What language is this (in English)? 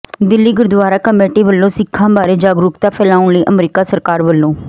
Punjabi